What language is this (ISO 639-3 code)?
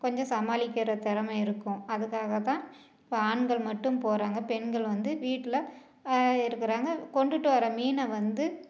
tam